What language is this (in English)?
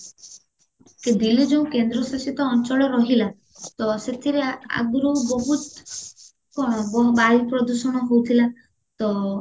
Odia